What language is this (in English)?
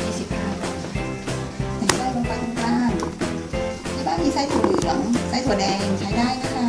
Thai